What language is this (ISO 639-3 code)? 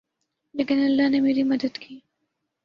urd